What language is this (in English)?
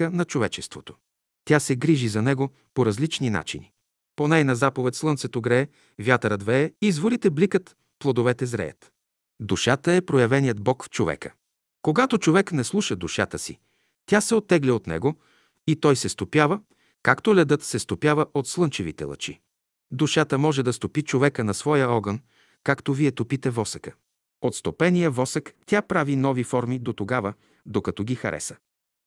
Bulgarian